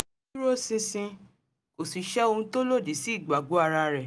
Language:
Yoruba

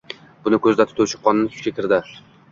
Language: Uzbek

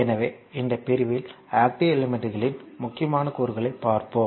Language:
Tamil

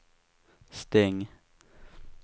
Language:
Swedish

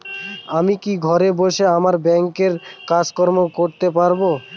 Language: Bangla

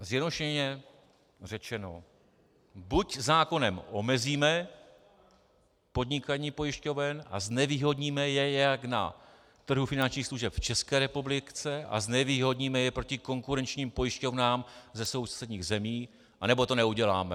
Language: Czech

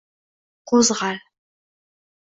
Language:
Uzbek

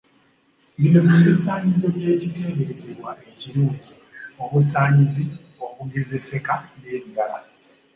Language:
Ganda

